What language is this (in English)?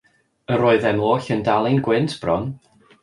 Welsh